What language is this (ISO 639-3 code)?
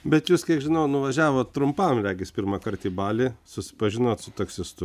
lit